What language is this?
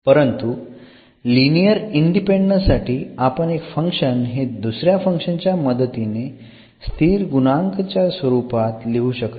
Marathi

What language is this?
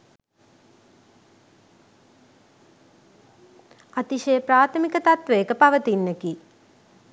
Sinhala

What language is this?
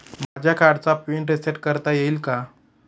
Marathi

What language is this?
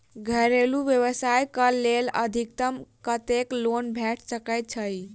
Maithili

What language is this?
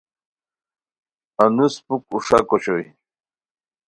Khowar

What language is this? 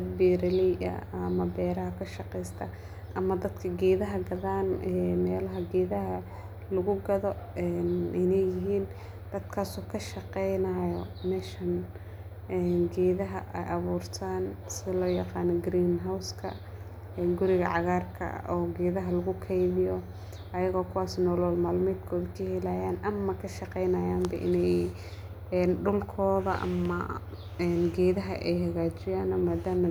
Somali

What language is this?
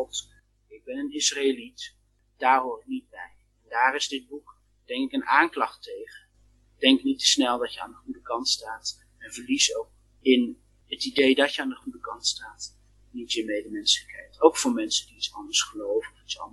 Dutch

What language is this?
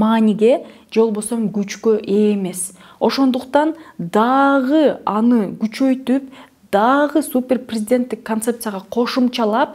Russian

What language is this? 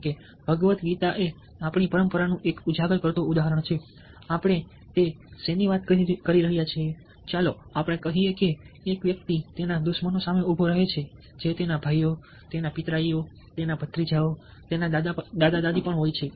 Gujarati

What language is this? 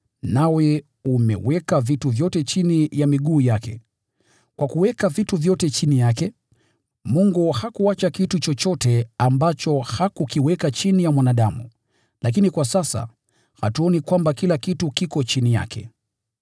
Swahili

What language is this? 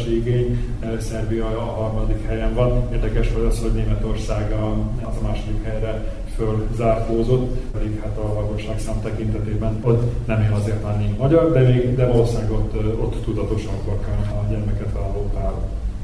Hungarian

